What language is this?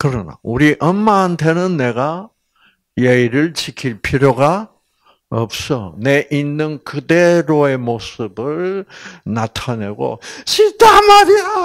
Korean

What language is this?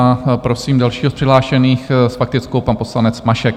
Czech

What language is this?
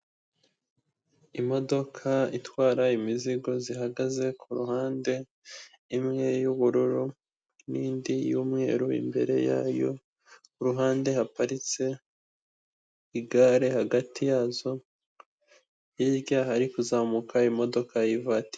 Kinyarwanda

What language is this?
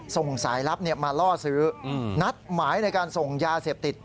Thai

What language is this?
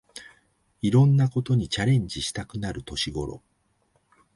Japanese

